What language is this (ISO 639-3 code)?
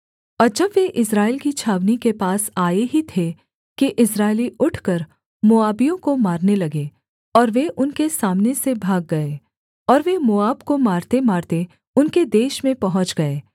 hin